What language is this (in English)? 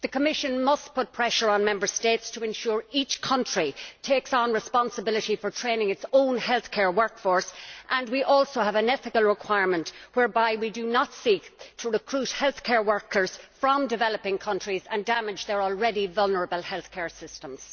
English